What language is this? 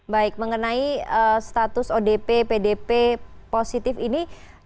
Indonesian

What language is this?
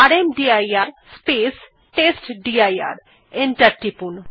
Bangla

